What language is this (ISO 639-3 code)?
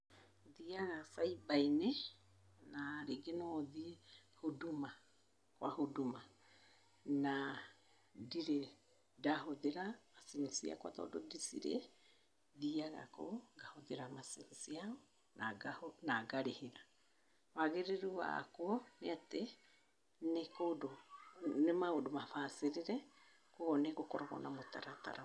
kik